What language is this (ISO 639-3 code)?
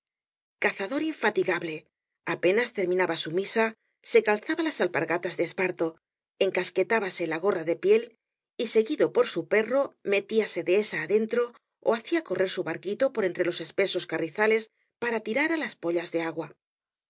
spa